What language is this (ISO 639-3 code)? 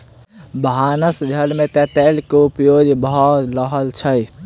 mai